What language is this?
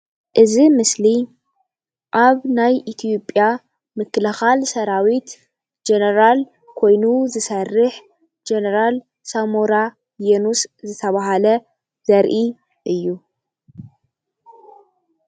Tigrinya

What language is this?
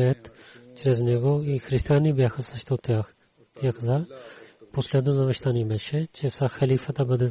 Bulgarian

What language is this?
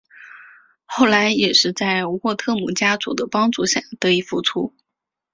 Chinese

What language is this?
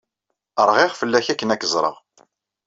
Kabyle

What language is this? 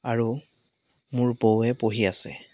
Assamese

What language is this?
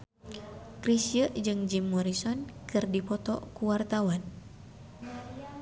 Sundanese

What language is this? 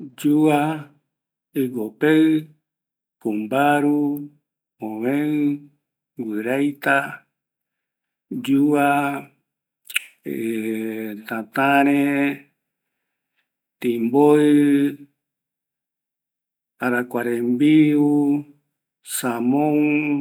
Eastern Bolivian Guaraní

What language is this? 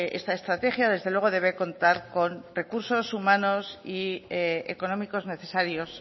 Spanish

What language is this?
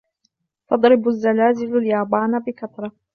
Arabic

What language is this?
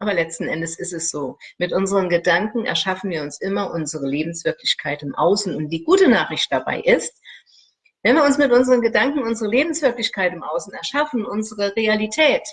German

